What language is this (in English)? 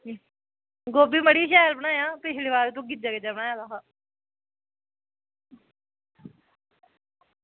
Dogri